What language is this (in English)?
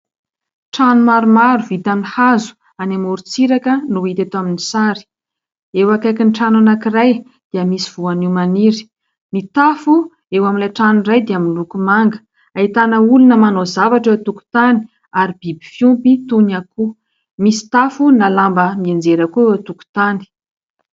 Malagasy